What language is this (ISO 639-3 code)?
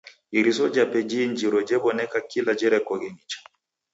dav